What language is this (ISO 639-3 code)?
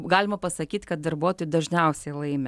lit